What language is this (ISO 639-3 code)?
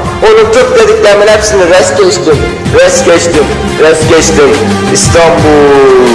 tur